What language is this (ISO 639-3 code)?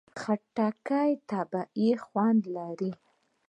pus